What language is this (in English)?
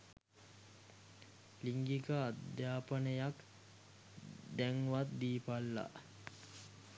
Sinhala